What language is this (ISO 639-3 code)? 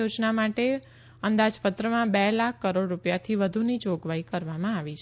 guj